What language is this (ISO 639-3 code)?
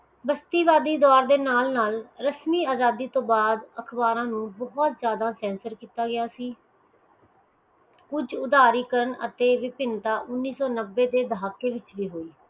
pan